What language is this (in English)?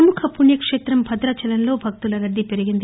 Telugu